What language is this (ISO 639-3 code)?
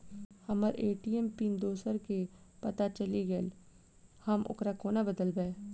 mai